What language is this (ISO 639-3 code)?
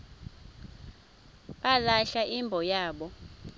xho